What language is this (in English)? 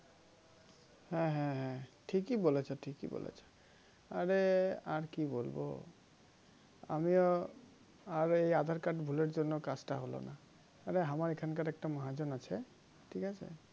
Bangla